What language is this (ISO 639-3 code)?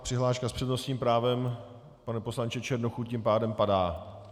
ces